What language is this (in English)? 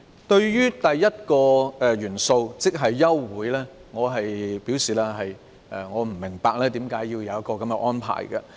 Cantonese